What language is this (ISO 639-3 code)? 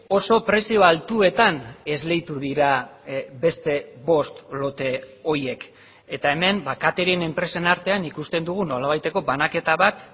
eus